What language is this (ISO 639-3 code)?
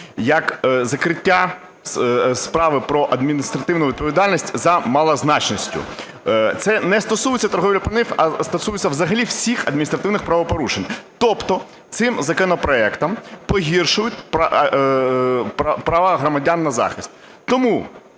ukr